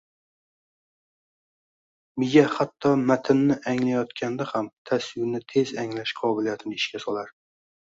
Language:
Uzbek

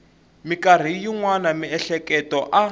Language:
Tsonga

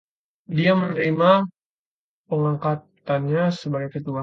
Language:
Indonesian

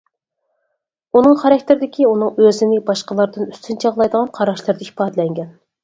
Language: Uyghur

